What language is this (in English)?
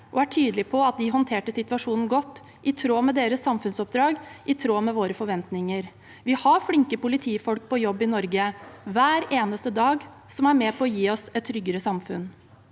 Norwegian